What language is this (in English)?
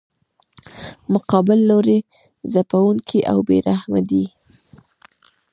Pashto